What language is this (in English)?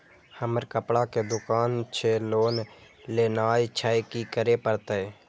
Maithili